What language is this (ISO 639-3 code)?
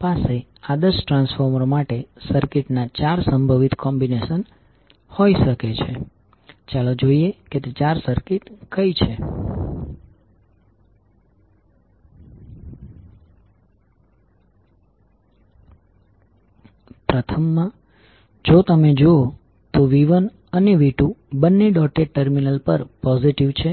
guj